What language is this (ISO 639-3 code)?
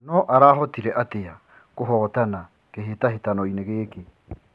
kik